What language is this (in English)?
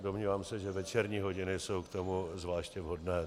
Czech